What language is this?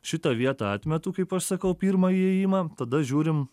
Lithuanian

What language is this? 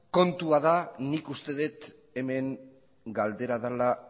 Basque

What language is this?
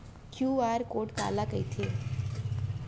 Chhattisgarhi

